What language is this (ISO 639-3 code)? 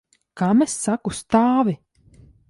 lav